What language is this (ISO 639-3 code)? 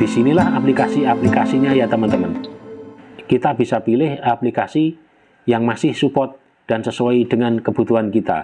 ind